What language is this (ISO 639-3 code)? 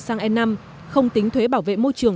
vie